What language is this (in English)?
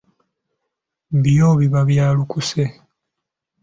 Ganda